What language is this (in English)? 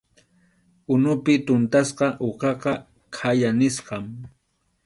Arequipa-La Unión Quechua